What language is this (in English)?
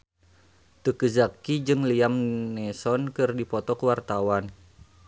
Sundanese